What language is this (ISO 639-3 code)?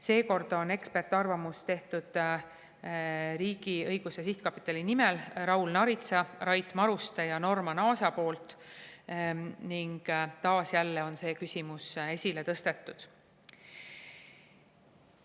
est